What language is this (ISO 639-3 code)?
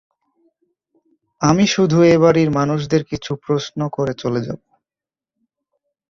ben